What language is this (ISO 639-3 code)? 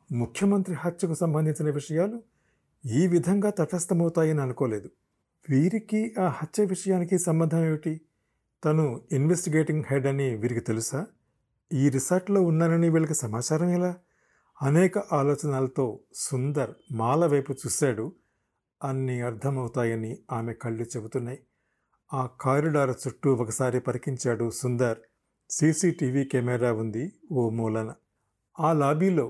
tel